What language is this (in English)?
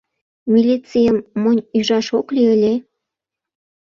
Mari